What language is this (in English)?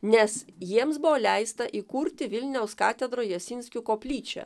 Lithuanian